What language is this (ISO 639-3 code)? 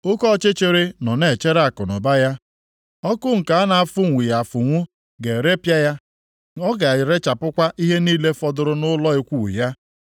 ibo